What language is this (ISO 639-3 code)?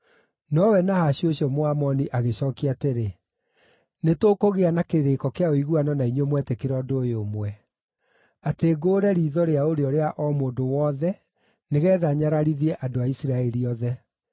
kik